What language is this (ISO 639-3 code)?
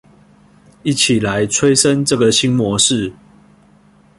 zho